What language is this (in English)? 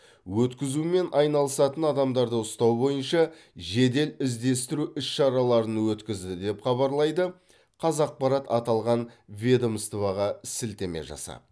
Kazakh